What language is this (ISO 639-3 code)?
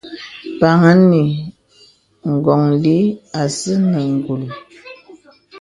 beb